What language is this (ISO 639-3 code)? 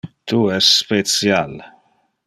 ina